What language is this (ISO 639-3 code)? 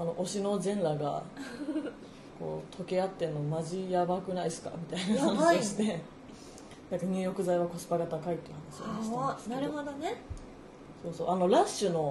jpn